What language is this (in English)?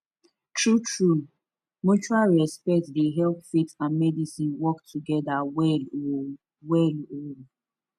Nigerian Pidgin